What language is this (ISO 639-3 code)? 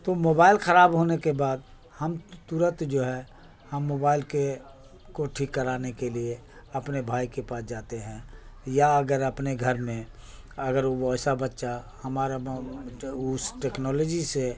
urd